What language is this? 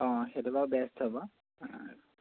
Assamese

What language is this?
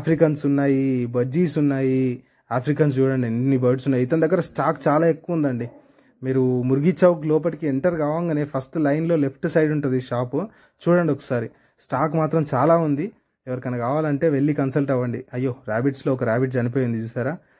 Telugu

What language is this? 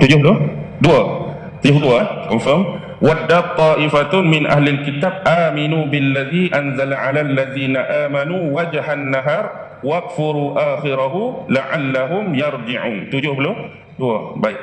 Malay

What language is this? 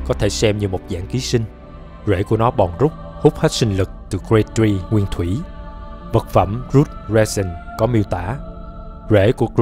Vietnamese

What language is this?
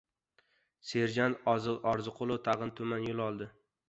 Uzbek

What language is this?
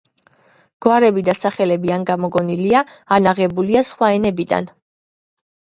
Georgian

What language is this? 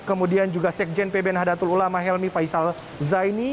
Indonesian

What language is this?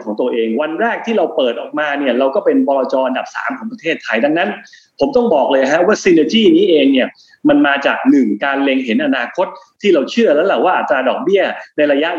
Thai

